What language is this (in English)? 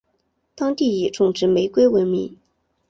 Chinese